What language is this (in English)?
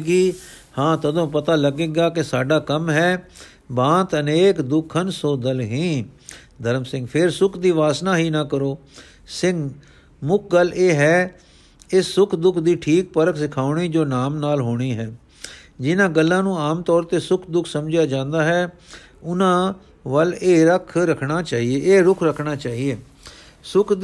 Punjabi